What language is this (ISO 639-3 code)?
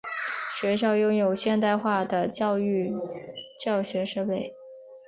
zho